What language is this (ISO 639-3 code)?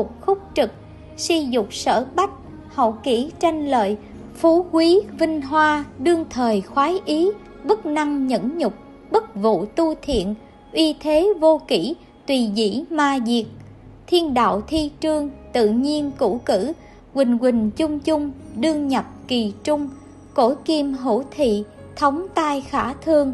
vie